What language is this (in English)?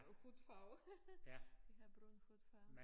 Danish